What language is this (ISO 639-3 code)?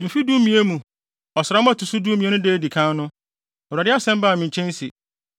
aka